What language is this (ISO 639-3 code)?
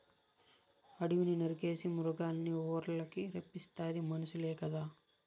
tel